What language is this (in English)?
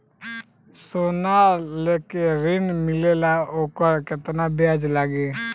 Bhojpuri